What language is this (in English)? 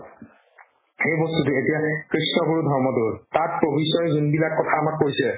Assamese